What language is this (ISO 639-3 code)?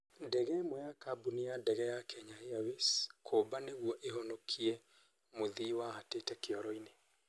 kik